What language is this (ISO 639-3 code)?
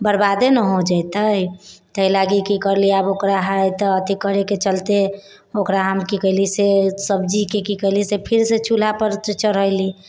mai